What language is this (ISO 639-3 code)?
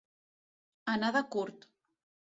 cat